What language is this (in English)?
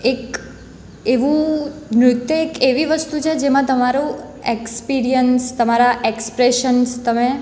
Gujarati